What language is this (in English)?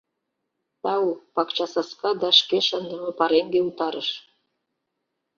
Mari